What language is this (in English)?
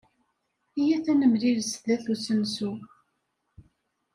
Kabyle